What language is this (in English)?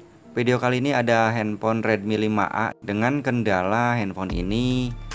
Indonesian